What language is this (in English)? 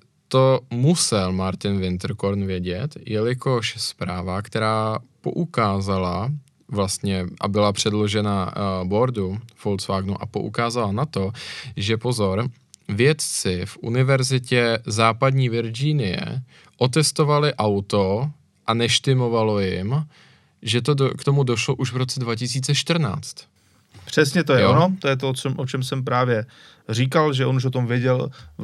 Czech